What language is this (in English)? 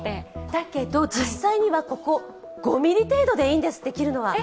Japanese